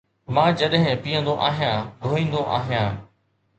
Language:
Sindhi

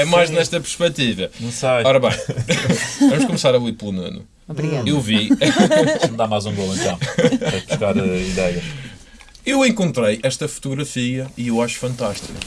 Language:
Portuguese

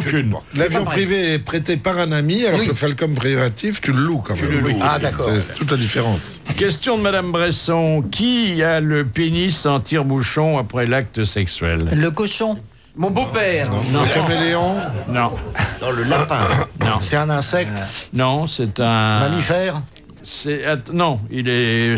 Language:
French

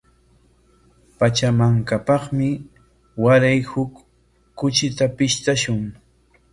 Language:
Corongo Ancash Quechua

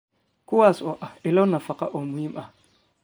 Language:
Somali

